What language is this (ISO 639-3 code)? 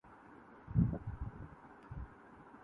urd